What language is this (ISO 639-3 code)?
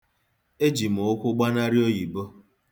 ibo